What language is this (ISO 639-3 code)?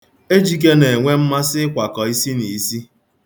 ibo